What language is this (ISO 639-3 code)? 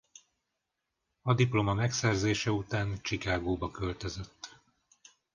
hun